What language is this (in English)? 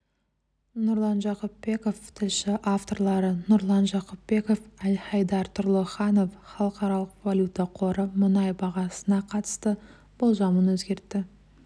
Kazakh